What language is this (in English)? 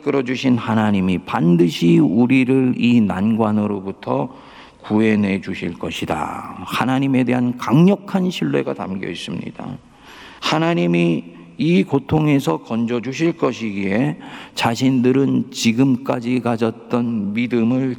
Korean